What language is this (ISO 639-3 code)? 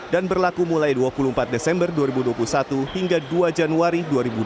ind